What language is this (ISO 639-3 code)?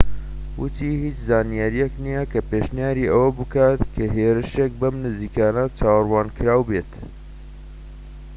ckb